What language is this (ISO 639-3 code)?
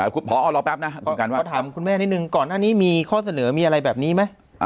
tha